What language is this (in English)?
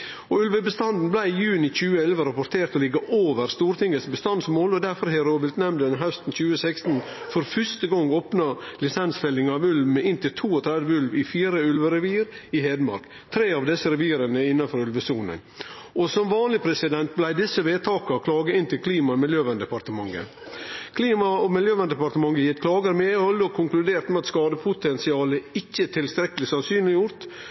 Norwegian Nynorsk